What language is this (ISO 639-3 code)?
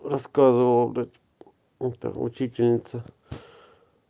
rus